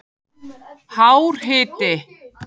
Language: Icelandic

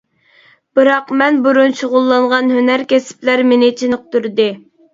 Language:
Uyghur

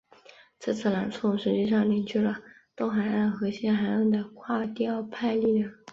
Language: Chinese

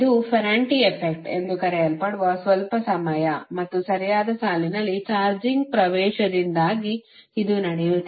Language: Kannada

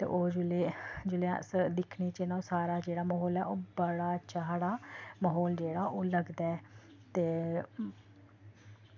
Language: Dogri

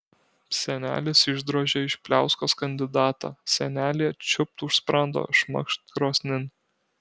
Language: Lithuanian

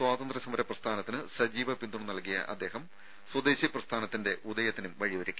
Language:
Malayalam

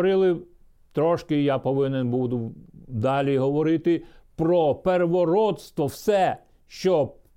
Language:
Ukrainian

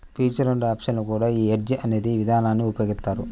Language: Telugu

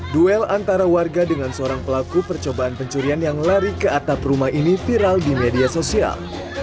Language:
Indonesian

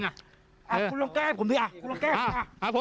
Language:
Thai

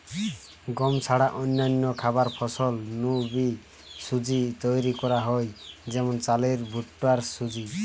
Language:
Bangla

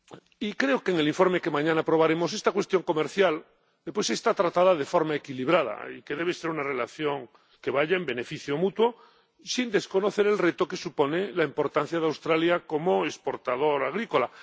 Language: Spanish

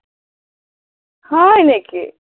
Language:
Assamese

